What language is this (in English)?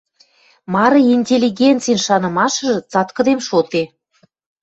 Western Mari